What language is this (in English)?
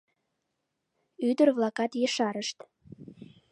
Mari